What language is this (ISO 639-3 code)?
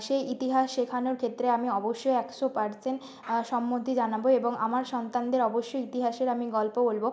ben